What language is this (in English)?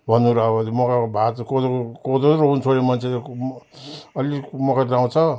Nepali